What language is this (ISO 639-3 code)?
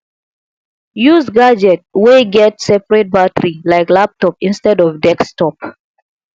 pcm